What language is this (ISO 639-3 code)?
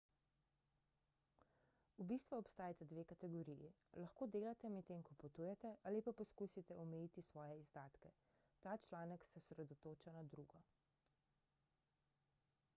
slv